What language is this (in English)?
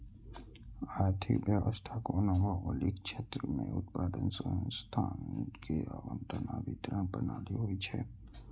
Maithili